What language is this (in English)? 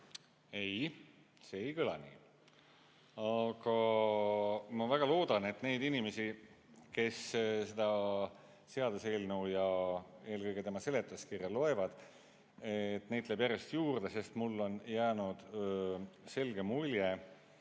Estonian